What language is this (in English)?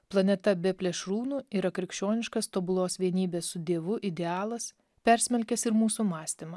Lithuanian